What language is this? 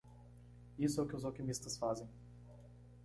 Portuguese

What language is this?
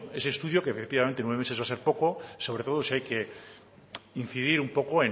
Spanish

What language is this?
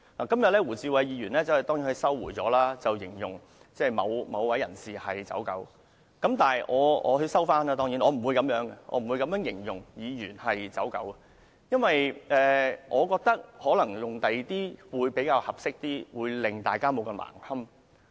Cantonese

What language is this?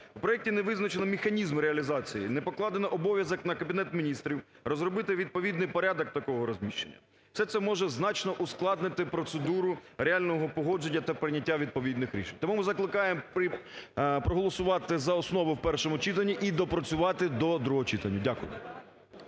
Ukrainian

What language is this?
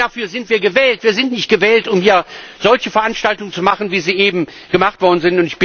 German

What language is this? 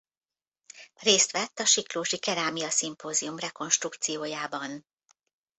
Hungarian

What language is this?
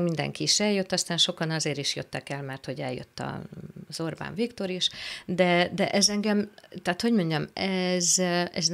Hungarian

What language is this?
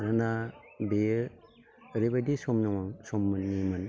Bodo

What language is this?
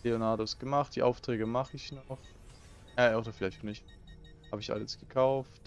German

